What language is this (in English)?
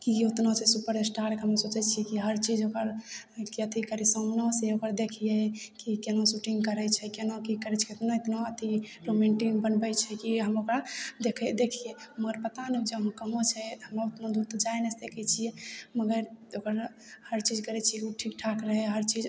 Maithili